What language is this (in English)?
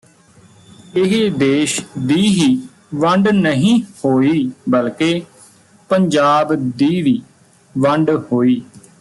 Punjabi